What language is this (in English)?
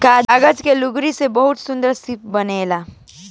Bhojpuri